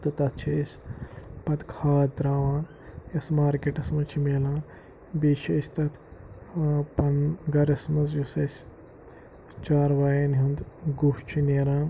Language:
Kashmiri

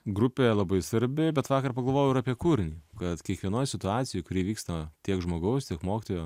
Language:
Lithuanian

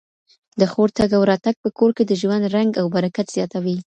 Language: Pashto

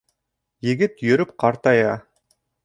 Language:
Bashkir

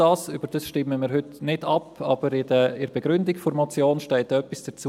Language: Swiss German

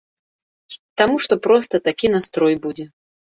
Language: Belarusian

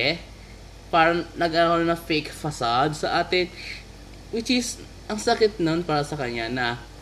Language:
Filipino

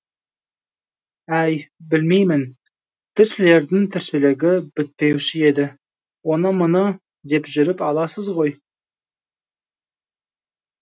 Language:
Kazakh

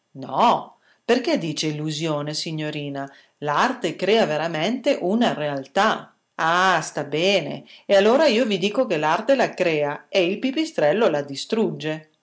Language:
Italian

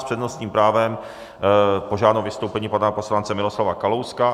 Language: Czech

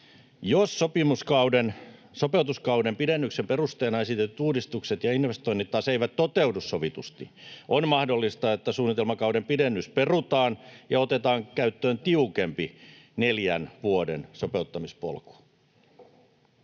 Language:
Finnish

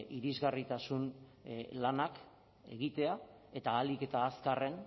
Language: Basque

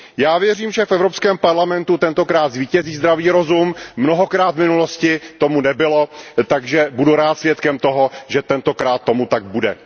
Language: Czech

